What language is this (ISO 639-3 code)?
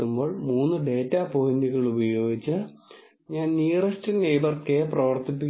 mal